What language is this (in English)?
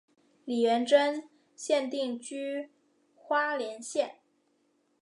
Chinese